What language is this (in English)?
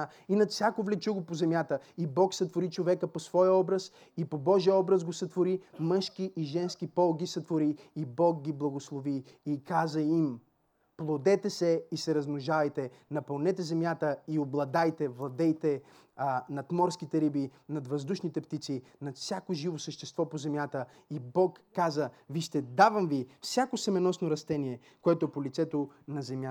Bulgarian